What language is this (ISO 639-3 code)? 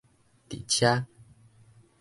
nan